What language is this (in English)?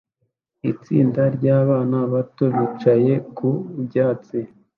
Kinyarwanda